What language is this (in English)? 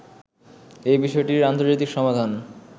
Bangla